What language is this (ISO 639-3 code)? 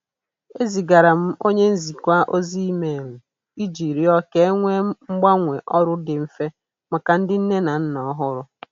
ibo